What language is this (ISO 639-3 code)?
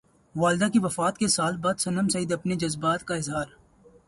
urd